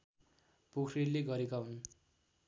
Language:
Nepali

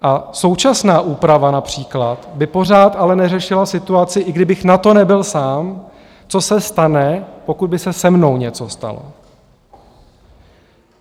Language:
Czech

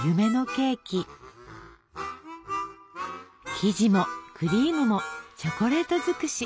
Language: Japanese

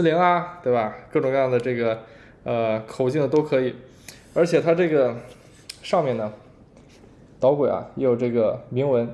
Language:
Chinese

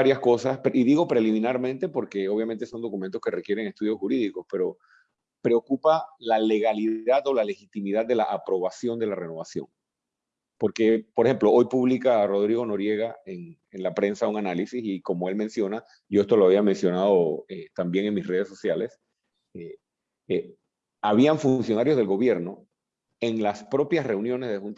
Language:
Spanish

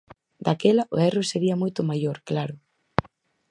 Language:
Galician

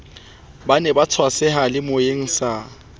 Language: Southern Sotho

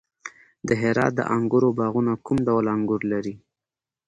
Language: Pashto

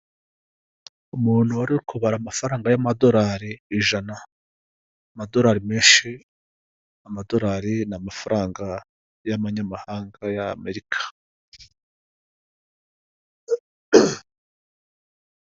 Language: Kinyarwanda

